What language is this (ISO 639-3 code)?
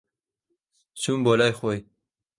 ckb